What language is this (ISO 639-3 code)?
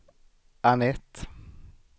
swe